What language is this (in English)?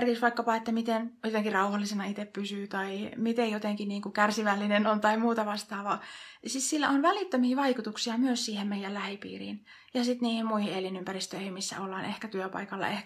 Finnish